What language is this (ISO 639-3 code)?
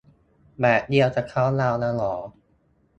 tha